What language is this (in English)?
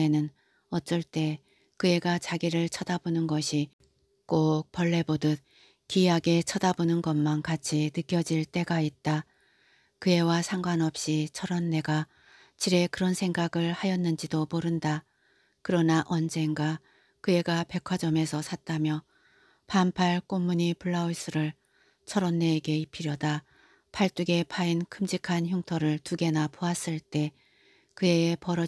Korean